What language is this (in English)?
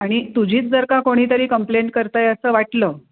Marathi